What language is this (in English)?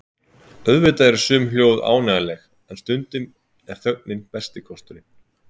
Icelandic